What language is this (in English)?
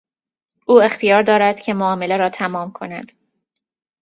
Persian